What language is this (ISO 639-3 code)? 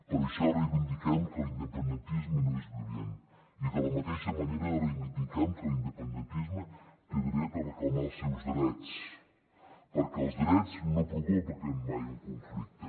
cat